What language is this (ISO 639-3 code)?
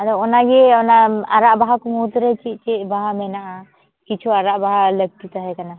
sat